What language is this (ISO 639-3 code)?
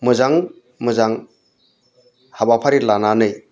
brx